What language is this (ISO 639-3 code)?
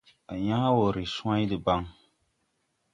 tui